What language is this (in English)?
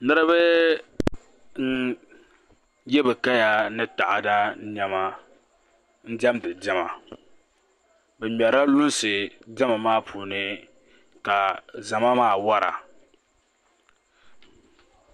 Dagbani